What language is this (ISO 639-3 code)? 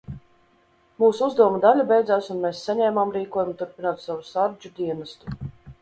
lav